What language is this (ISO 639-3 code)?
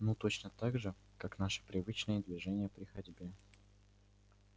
rus